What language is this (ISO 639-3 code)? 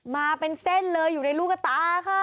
tha